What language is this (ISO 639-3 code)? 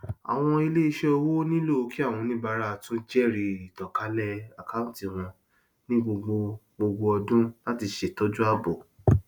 yor